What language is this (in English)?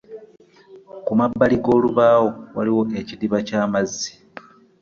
Ganda